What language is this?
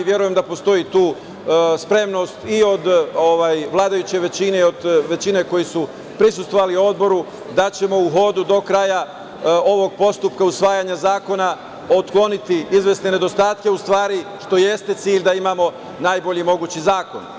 Serbian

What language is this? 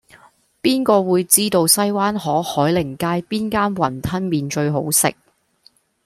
Cantonese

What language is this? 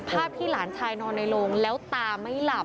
Thai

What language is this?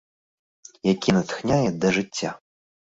Belarusian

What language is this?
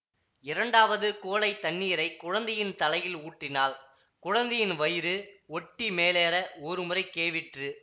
Tamil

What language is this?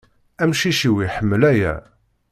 Kabyle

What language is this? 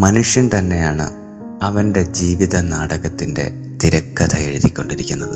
Malayalam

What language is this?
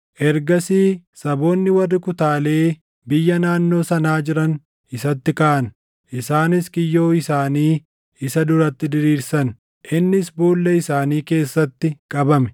Oromo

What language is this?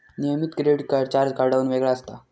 Marathi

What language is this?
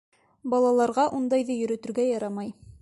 Bashkir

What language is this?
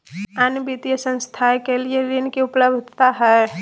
Magahi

